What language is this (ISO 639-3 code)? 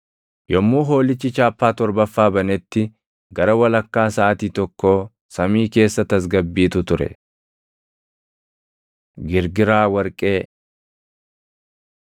orm